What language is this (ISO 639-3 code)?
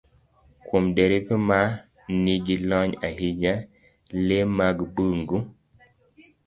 luo